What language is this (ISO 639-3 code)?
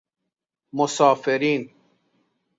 fas